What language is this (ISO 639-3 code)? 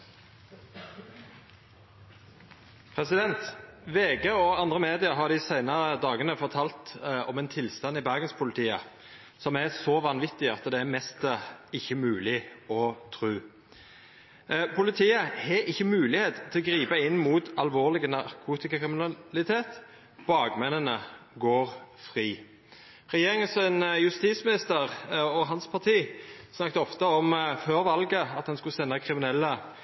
nno